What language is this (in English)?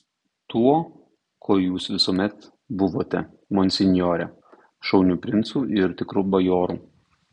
Lithuanian